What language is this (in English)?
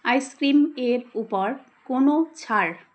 Bangla